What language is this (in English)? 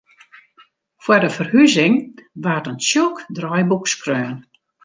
Western Frisian